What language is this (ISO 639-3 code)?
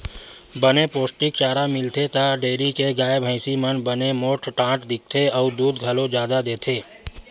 hne